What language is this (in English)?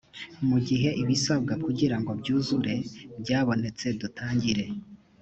Kinyarwanda